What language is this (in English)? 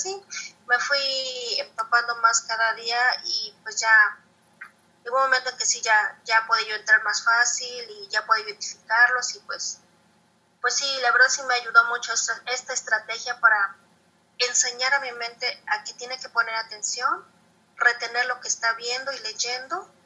Spanish